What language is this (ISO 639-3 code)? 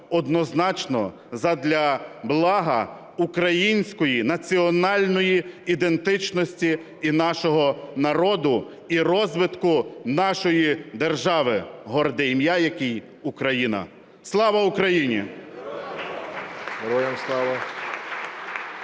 ukr